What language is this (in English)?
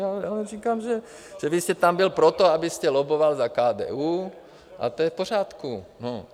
Czech